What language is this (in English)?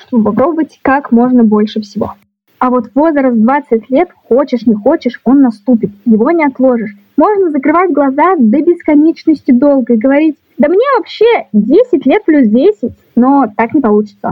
Russian